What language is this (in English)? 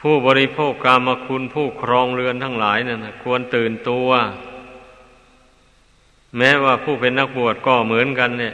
Thai